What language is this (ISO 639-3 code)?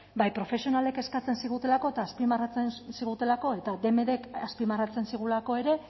eus